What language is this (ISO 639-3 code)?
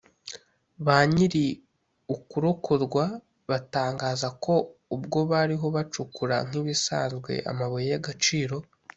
kin